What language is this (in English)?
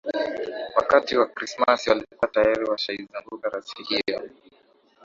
Swahili